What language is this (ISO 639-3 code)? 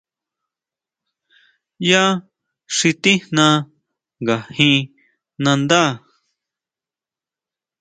mau